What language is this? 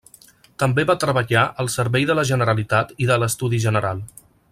Catalan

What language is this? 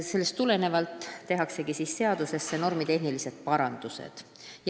Estonian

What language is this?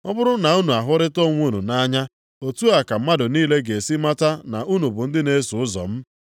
Igbo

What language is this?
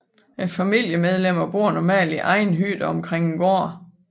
Danish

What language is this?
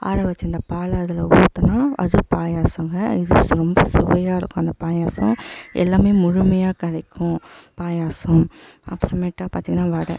Tamil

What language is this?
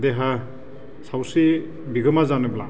Bodo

